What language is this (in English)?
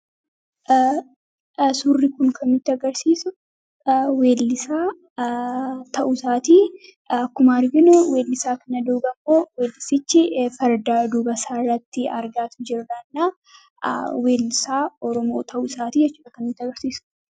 Oromo